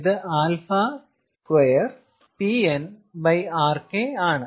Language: Malayalam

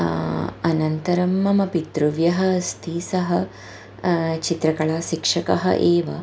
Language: Sanskrit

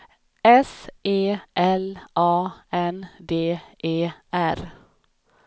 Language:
Swedish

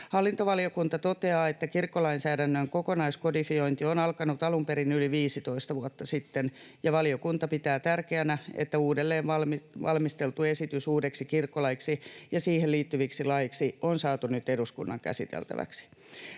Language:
Finnish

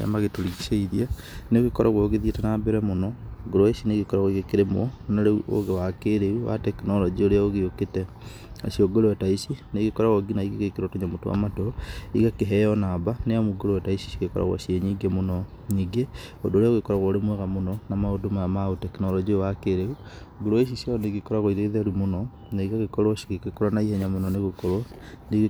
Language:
Kikuyu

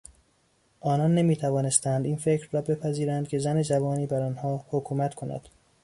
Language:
Persian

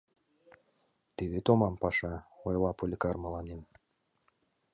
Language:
Mari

